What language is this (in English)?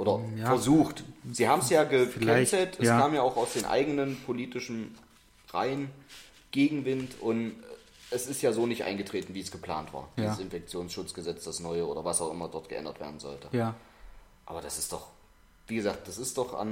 German